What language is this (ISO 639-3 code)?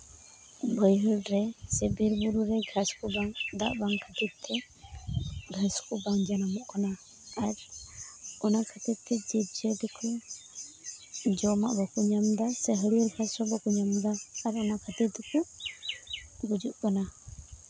sat